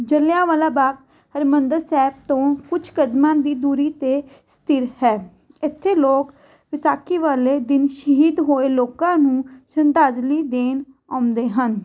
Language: Punjabi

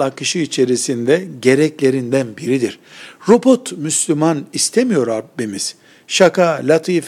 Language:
Turkish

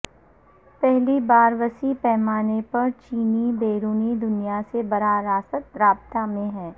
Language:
Urdu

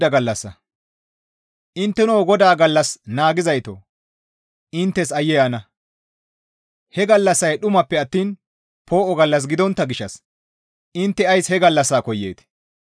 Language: Gamo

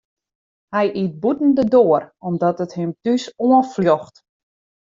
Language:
Western Frisian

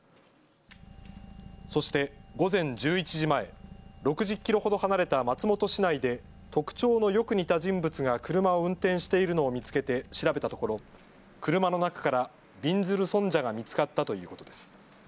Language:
Japanese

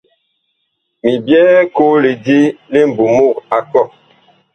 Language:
Bakoko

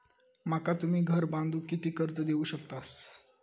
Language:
Marathi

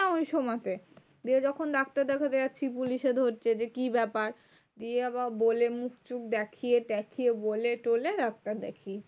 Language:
Bangla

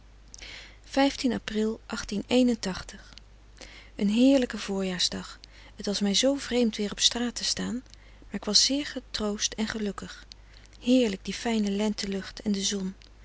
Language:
Dutch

